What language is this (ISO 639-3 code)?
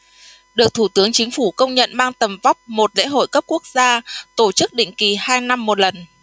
vie